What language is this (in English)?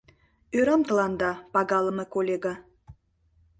Mari